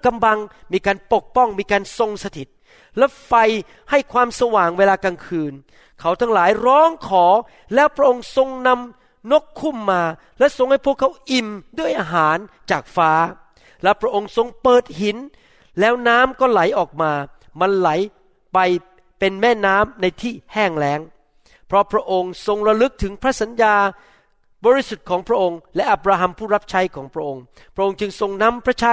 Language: Thai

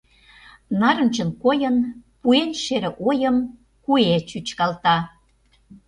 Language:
Mari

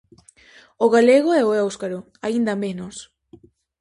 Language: Galician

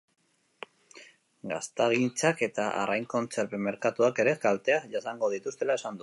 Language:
Basque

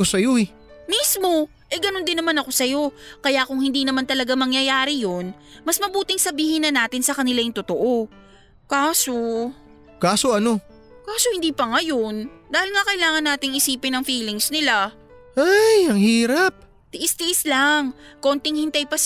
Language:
Filipino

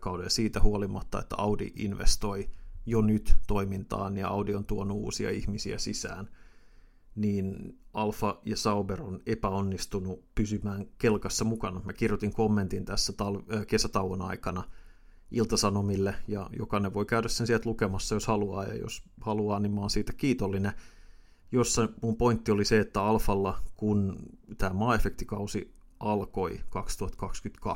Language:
Finnish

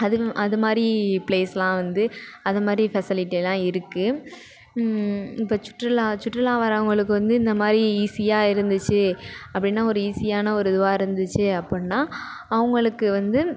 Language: Tamil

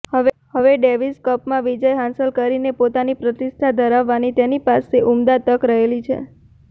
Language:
Gujarati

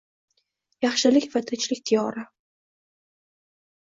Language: Uzbek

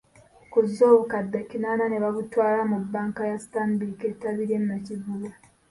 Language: Ganda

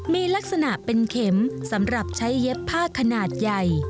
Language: Thai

